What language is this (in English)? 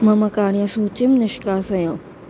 Sanskrit